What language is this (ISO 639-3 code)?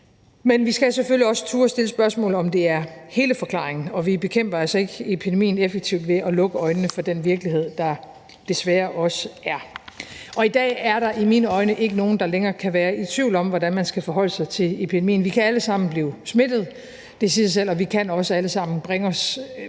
dan